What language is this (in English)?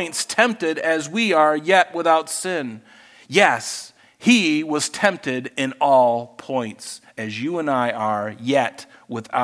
English